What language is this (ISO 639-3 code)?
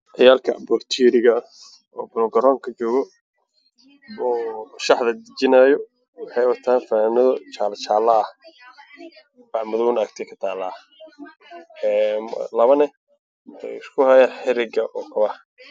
som